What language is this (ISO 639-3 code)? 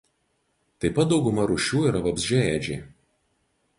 lit